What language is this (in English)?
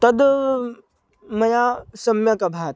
Sanskrit